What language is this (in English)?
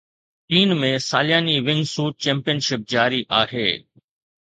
Sindhi